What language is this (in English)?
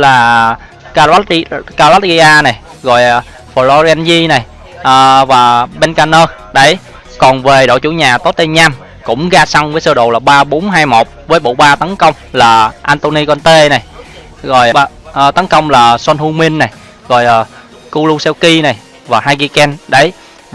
Vietnamese